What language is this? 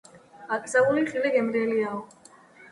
Georgian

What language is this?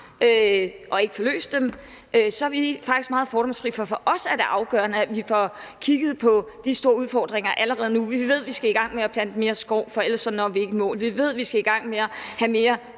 Danish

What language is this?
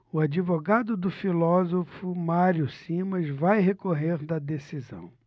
Portuguese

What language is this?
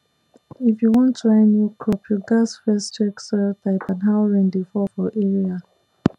Nigerian Pidgin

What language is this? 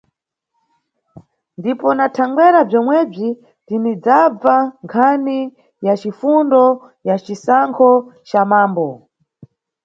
Nyungwe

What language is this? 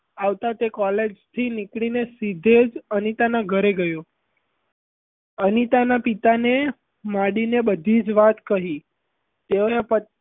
Gujarati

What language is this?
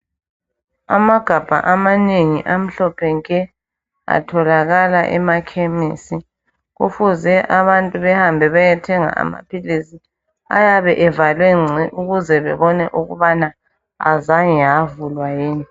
North Ndebele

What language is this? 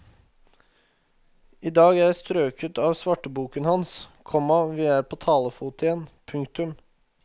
Norwegian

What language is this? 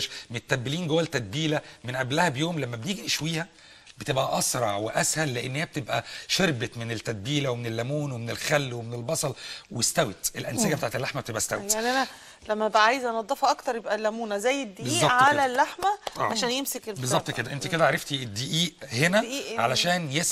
Arabic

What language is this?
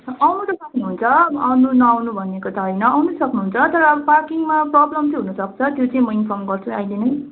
Nepali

